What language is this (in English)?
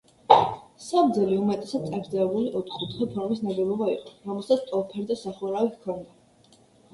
Georgian